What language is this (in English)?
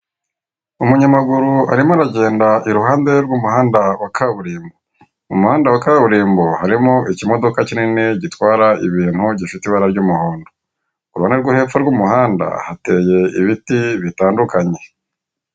Kinyarwanda